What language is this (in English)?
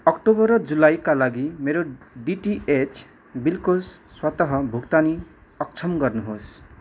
Nepali